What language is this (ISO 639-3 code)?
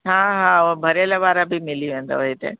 snd